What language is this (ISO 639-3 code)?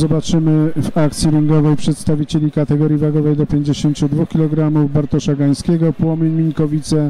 pol